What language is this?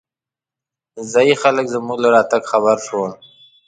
Pashto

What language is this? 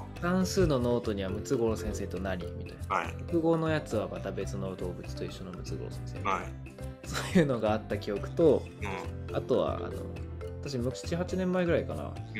Japanese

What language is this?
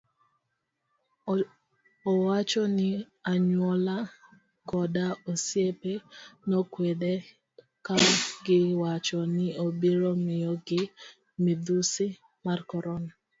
Luo (Kenya and Tanzania)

